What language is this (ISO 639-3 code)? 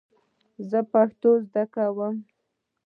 pus